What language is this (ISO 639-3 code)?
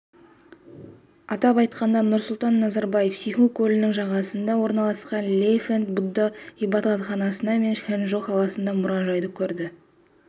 kaz